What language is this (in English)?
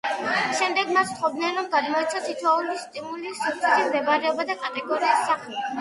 Georgian